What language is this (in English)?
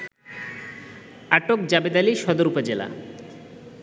Bangla